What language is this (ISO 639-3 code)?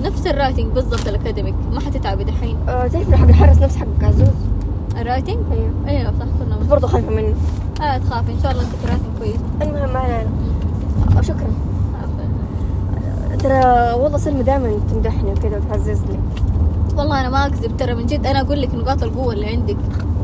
ara